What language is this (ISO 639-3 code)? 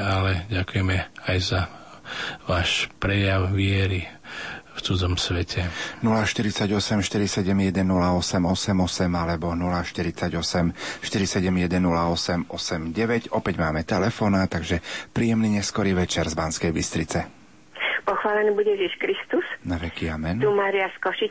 slk